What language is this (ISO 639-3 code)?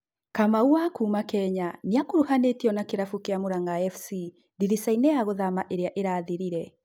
kik